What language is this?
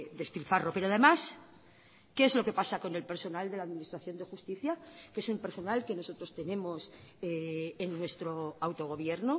Spanish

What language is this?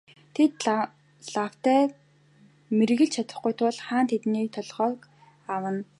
Mongolian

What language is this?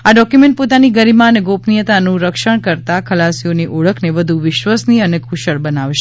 Gujarati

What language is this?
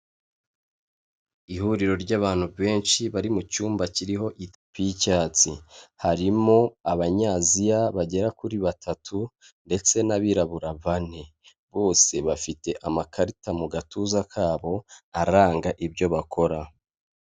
Kinyarwanda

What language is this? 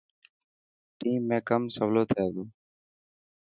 Dhatki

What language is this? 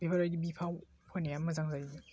Bodo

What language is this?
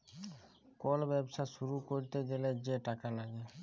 Bangla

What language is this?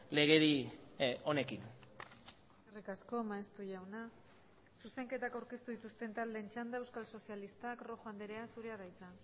Basque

